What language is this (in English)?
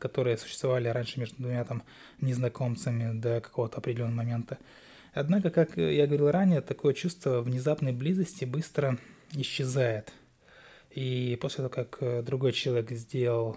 Russian